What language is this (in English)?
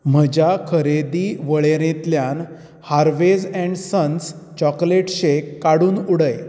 Konkani